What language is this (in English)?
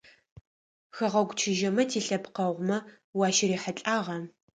Adyghe